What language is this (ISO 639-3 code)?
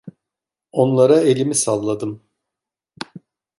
tur